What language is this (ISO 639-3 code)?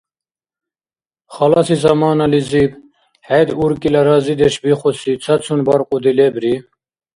dar